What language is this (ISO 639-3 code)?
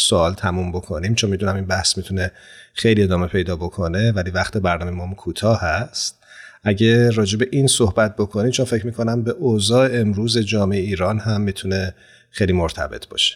fas